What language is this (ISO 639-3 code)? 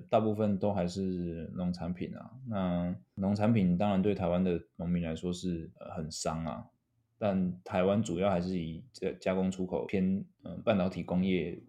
zho